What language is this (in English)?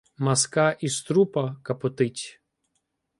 Ukrainian